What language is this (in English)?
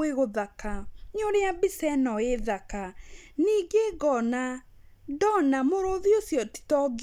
Kikuyu